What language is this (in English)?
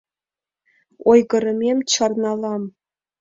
Mari